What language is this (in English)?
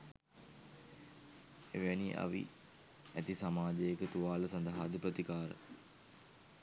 Sinhala